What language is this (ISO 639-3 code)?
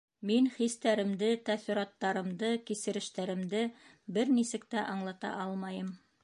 bak